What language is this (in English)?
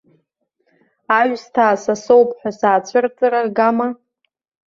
Abkhazian